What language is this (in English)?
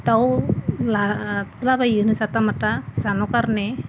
Bodo